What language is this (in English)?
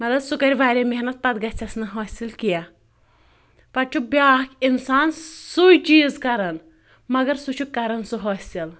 Kashmiri